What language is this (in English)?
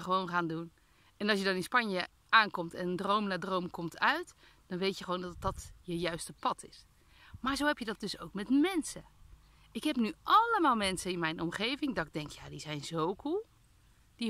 Dutch